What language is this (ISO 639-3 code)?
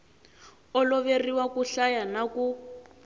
tso